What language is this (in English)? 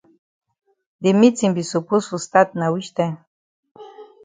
Cameroon Pidgin